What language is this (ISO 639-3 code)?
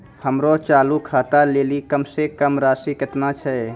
mai